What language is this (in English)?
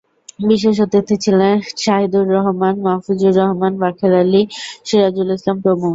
Bangla